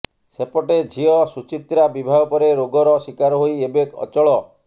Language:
Odia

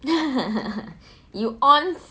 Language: English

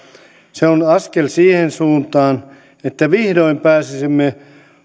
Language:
Finnish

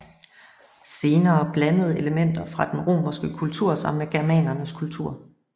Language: Danish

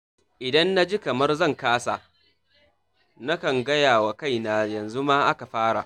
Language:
Hausa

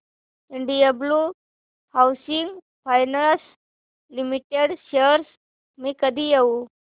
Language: Marathi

